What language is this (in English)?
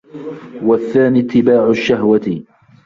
Arabic